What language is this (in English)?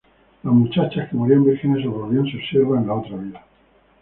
Spanish